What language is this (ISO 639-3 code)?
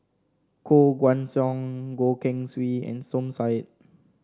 eng